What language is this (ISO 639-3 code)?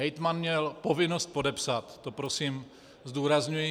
ces